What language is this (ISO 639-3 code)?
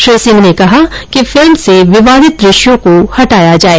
hin